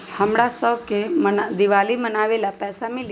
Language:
Magahi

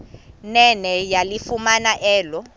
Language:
Xhosa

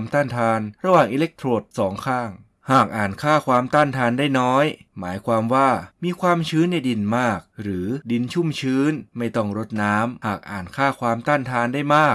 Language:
Thai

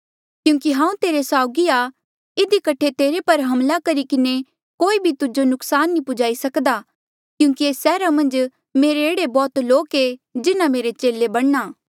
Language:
Mandeali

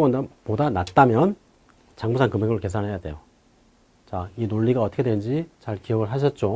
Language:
Korean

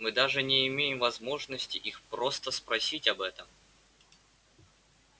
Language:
Russian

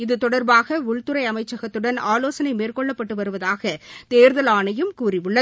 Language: Tamil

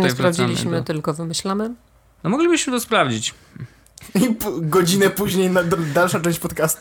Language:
Polish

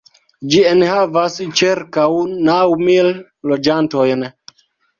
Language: Esperanto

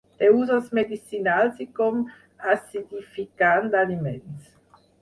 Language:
Catalan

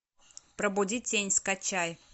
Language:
Russian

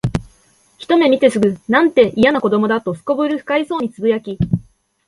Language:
Japanese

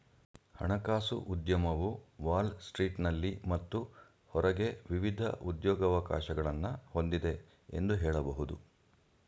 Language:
Kannada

